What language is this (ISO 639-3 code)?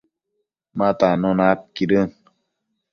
mcf